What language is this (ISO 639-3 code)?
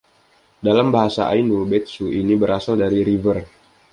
ind